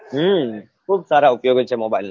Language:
Gujarati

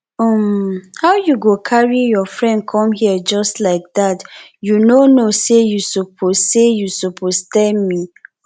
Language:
Nigerian Pidgin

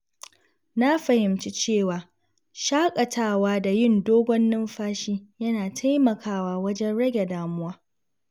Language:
Hausa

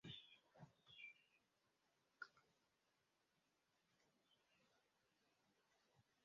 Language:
Swahili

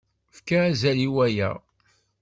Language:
Kabyle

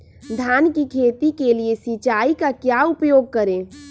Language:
Magahi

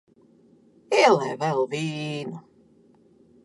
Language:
Latvian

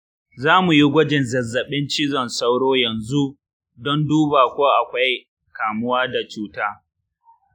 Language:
Hausa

